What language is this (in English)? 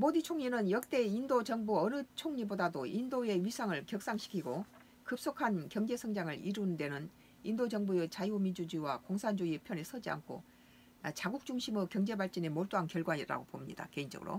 Korean